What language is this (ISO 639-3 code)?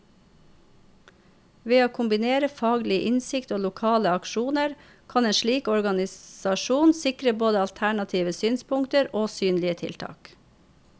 nor